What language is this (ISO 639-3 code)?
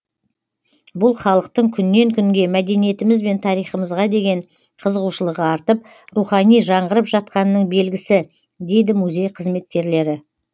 kaz